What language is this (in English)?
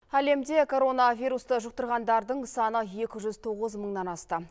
Kazakh